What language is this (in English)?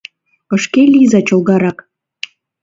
Mari